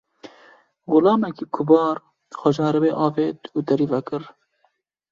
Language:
Kurdish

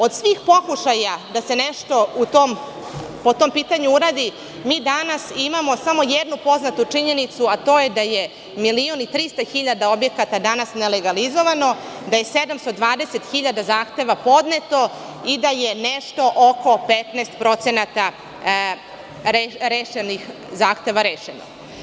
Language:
Serbian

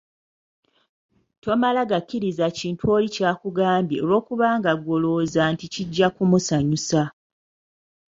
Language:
Ganda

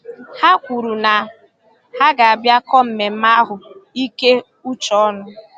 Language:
Igbo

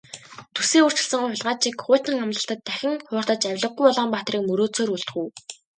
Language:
Mongolian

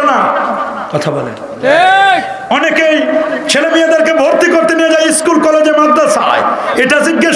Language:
Turkish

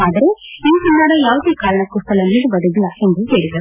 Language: Kannada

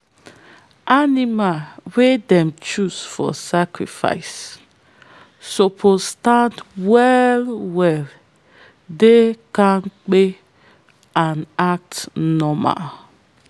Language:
Nigerian Pidgin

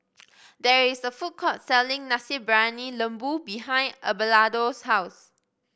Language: English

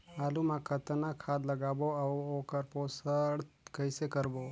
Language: Chhattisgarhi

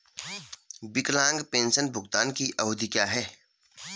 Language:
Hindi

